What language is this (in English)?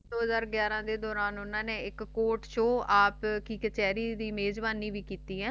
Punjabi